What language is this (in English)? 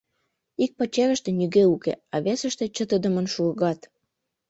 Mari